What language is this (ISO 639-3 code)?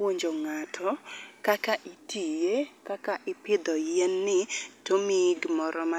luo